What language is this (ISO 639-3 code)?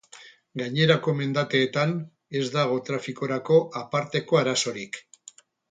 eus